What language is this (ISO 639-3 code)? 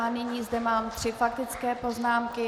ces